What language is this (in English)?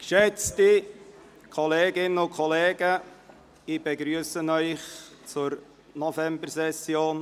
Swiss German